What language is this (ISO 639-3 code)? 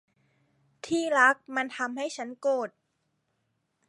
tha